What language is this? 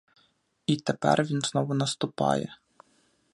Ukrainian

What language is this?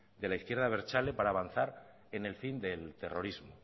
Spanish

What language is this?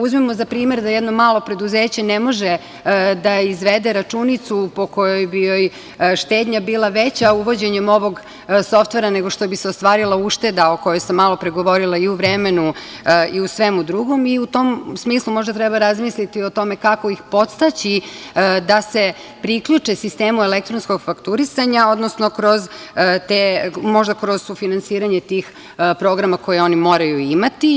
Serbian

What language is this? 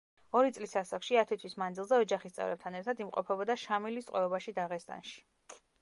Georgian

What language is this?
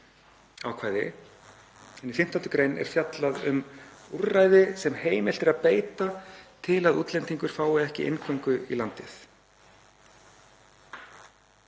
Icelandic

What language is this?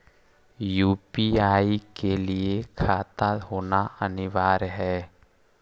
Magahi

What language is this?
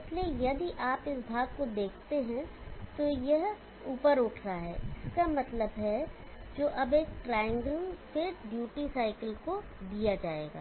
Hindi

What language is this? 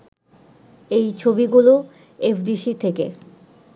Bangla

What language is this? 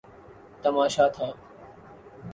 Urdu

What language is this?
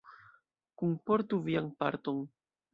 Esperanto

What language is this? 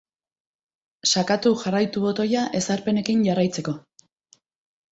Basque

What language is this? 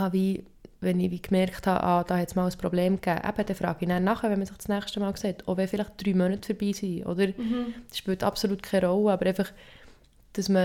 German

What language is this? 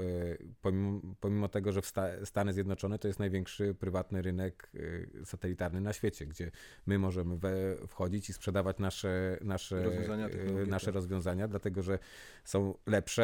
Polish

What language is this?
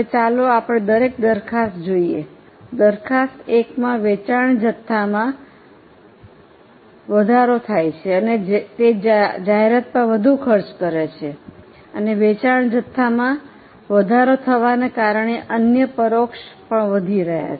Gujarati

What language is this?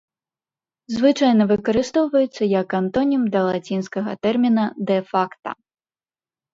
Belarusian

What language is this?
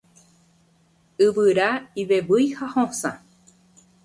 Guarani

